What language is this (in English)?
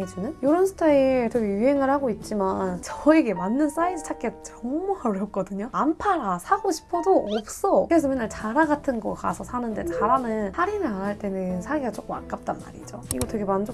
Korean